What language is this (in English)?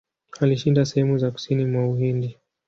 Swahili